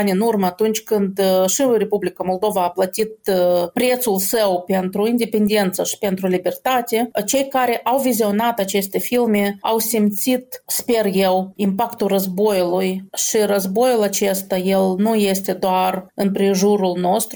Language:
Romanian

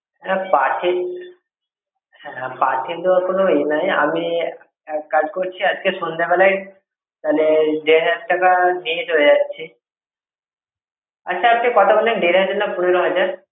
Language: Bangla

